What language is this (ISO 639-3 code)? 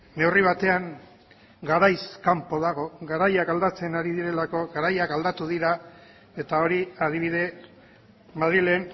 eus